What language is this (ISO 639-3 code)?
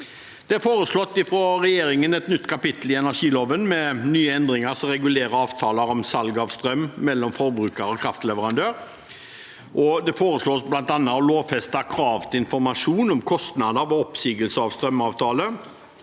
nor